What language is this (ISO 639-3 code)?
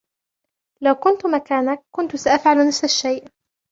ara